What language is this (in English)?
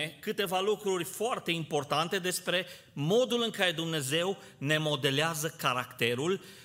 Romanian